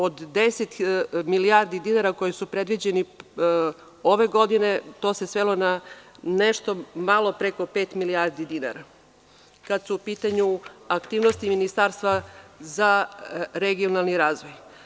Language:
Serbian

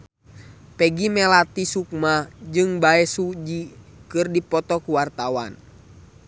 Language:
Sundanese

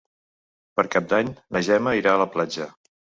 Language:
Catalan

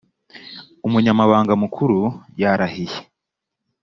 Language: Kinyarwanda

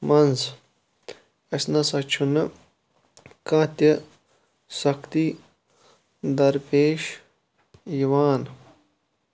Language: Kashmiri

